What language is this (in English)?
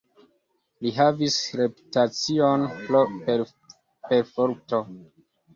Esperanto